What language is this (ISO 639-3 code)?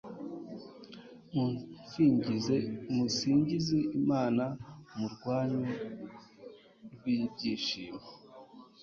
kin